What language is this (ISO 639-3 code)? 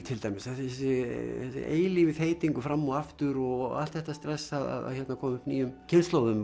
isl